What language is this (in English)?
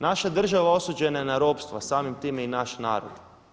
Croatian